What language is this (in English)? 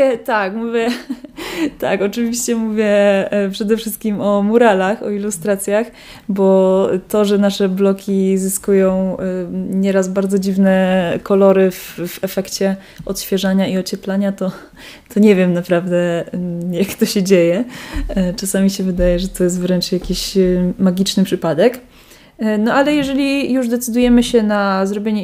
Polish